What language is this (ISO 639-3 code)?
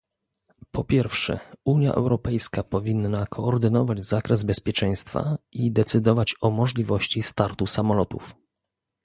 pol